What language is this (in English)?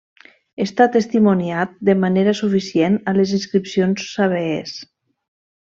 Catalan